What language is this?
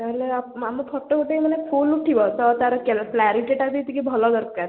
Odia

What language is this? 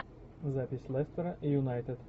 Russian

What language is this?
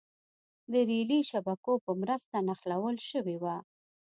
Pashto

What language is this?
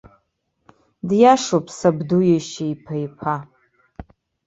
Abkhazian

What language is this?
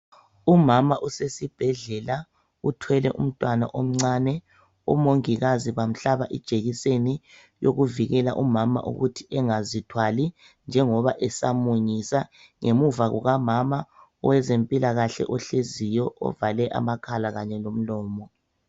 North Ndebele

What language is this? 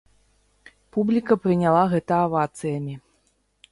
Belarusian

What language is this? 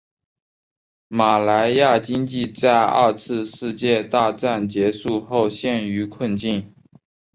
Chinese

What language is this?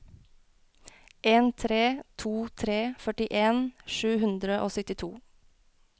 Norwegian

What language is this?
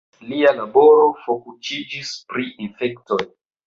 Esperanto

